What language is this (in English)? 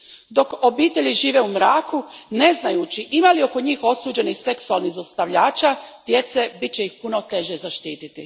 Croatian